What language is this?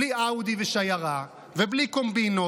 Hebrew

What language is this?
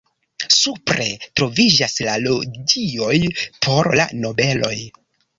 Esperanto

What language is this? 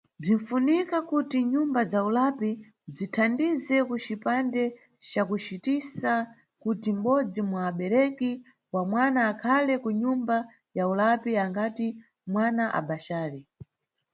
Nyungwe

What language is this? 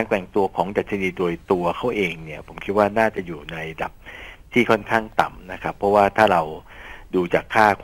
Thai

